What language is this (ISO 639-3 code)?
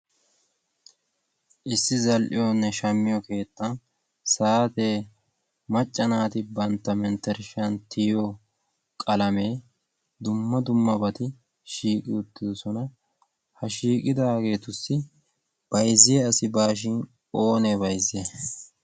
wal